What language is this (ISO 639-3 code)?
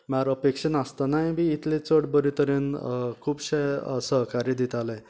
kok